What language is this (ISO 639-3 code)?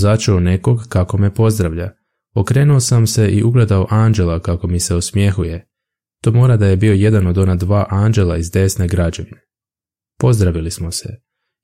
hrv